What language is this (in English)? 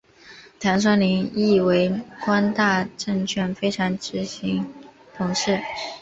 Chinese